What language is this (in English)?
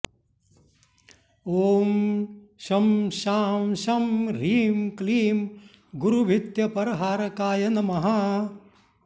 Sanskrit